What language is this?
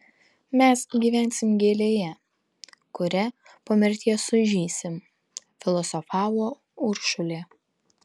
Lithuanian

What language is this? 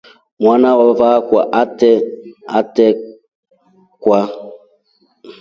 Rombo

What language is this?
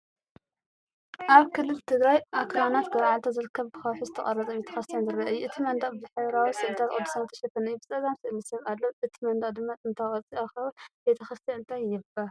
Tigrinya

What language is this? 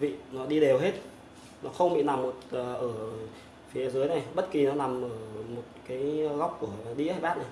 Vietnamese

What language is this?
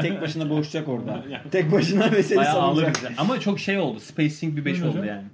Turkish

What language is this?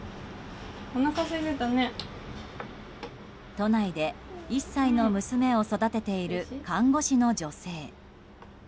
Japanese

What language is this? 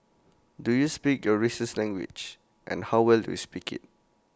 English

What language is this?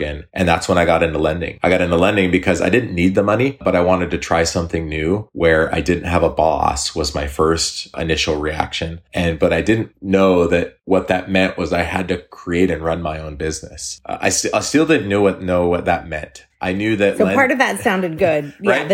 English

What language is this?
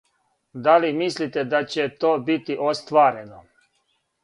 Serbian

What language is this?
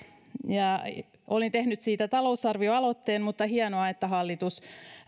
Finnish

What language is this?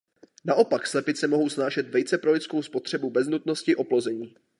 Czech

